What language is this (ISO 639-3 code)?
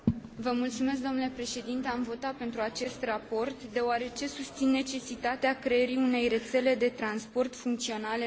ron